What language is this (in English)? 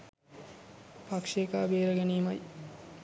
Sinhala